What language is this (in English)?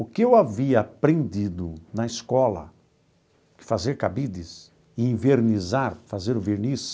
Portuguese